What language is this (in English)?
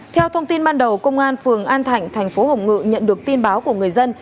Vietnamese